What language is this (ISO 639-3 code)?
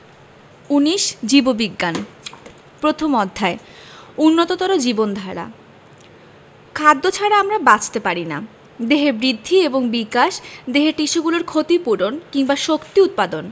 ben